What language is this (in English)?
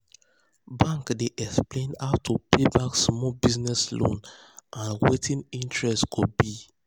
Nigerian Pidgin